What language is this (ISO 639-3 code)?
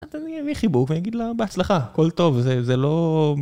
heb